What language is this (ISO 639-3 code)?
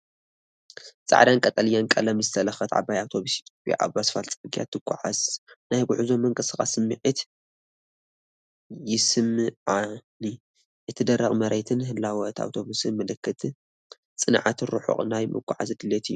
tir